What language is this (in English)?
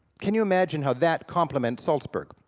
English